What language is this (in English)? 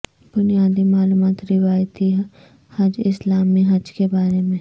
Urdu